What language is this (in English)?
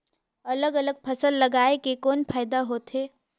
Chhattisgarhi